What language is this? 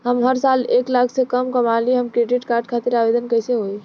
Bhojpuri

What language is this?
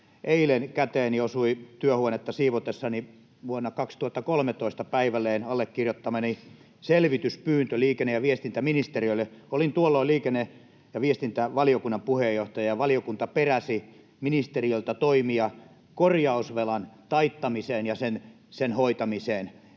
Finnish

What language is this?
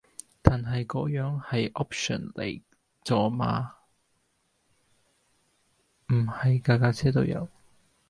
Cantonese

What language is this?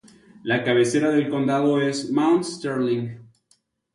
Spanish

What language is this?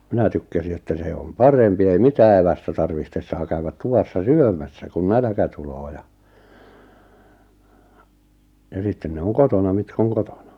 Finnish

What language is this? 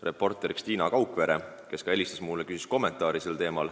Estonian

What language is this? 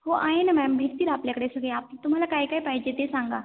Marathi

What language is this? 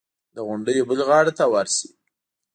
Pashto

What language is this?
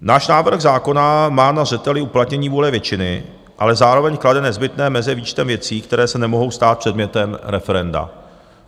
Czech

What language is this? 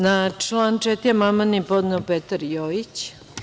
Serbian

